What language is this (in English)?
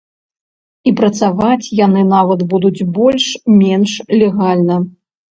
Belarusian